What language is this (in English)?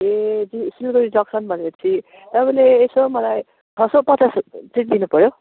Nepali